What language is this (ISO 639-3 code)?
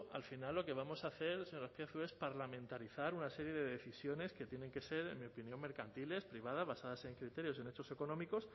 spa